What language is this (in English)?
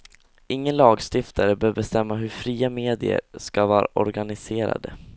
Swedish